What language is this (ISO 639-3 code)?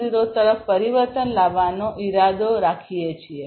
guj